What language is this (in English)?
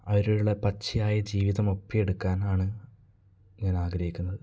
Malayalam